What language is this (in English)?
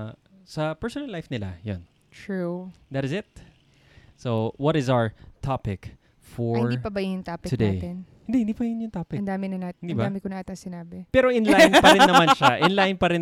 Filipino